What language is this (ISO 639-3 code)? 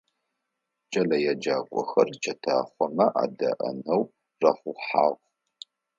ady